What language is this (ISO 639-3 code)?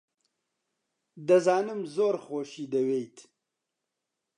ckb